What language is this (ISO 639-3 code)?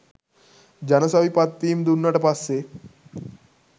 sin